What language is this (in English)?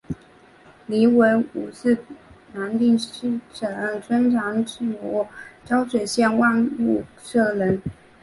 Chinese